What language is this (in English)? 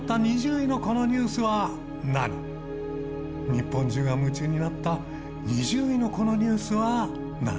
Japanese